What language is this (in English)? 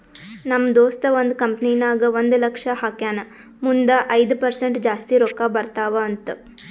Kannada